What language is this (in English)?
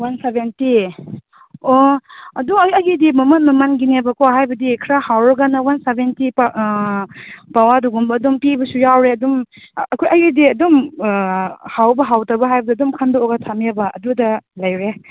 Manipuri